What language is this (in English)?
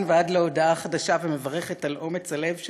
Hebrew